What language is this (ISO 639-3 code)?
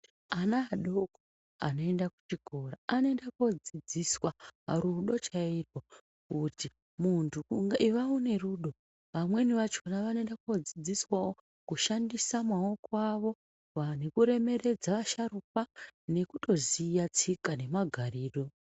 ndc